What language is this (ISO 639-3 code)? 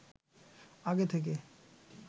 ben